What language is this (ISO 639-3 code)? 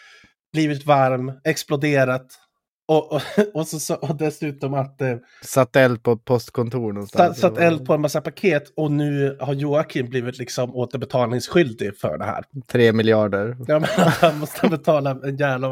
swe